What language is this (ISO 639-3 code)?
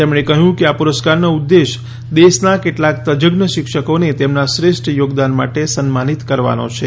guj